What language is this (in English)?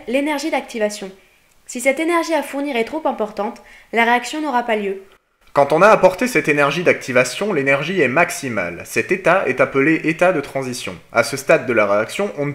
French